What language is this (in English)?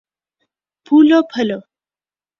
Urdu